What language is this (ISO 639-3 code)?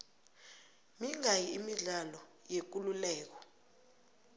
nbl